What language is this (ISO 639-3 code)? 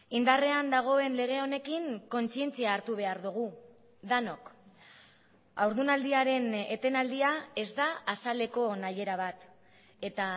eus